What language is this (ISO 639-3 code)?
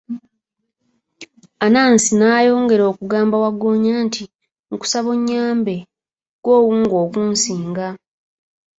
lug